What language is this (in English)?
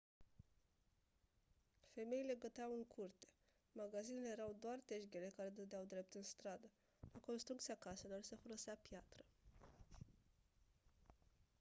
Romanian